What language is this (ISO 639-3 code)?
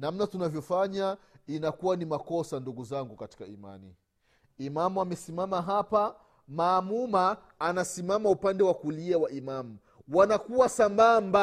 swa